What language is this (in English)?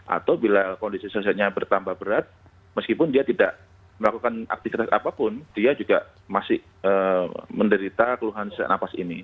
Indonesian